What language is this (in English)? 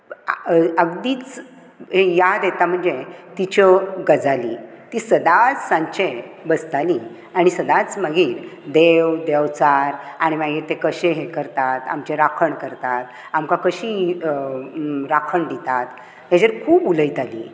Konkani